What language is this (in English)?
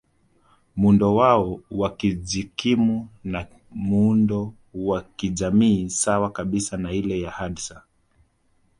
Swahili